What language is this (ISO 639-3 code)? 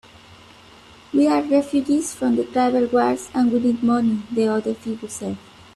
eng